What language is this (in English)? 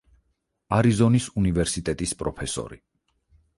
Georgian